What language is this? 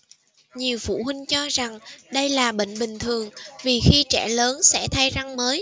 Vietnamese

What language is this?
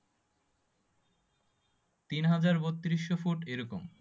Bangla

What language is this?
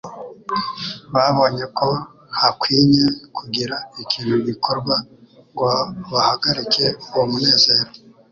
Kinyarwanda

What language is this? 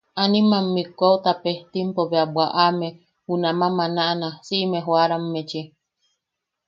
Yaqui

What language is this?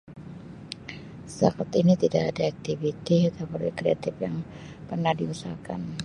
Sabah Malay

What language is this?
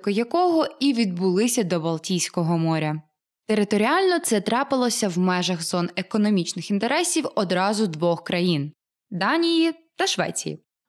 Ukrainian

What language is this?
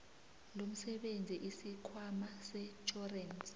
South Ndebele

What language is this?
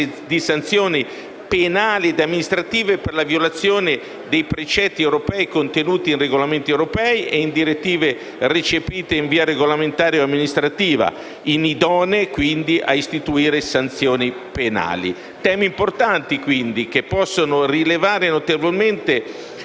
Italian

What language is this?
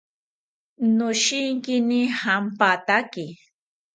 South Ucayali Ashéninka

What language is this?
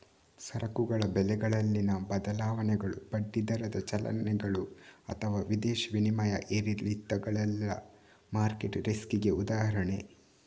Kannada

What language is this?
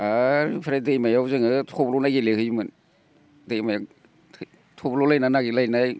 Bodo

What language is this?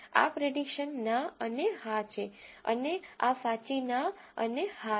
Gujarati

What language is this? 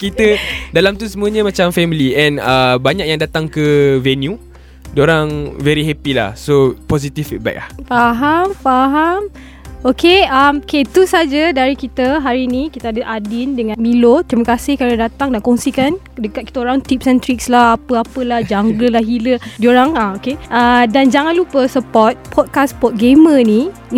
Malay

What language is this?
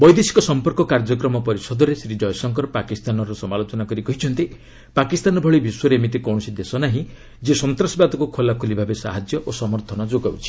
Odia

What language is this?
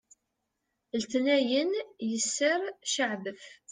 Kabyle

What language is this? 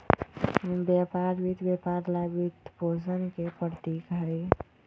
Magahi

